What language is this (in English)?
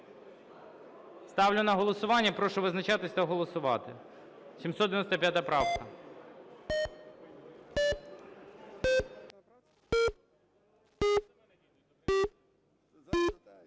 Ukrainian